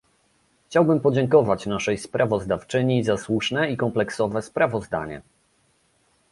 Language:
Polish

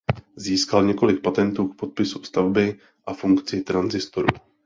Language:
Czech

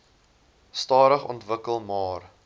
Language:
Afrikaans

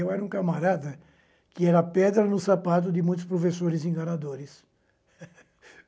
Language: Portuguese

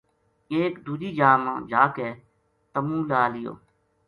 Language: Gujari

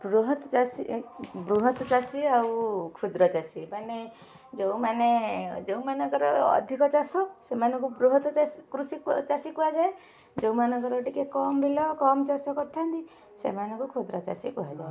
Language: Odia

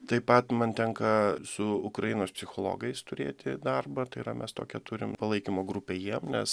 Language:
Lithuanian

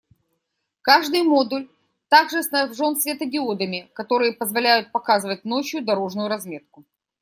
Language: Russian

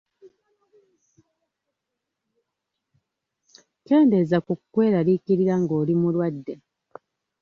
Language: Ganda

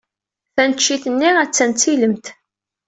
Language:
Kabyle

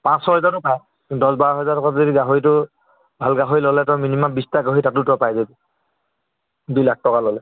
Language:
Assamese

